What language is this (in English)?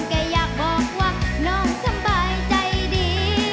Thai